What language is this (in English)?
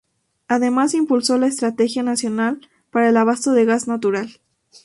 Spanish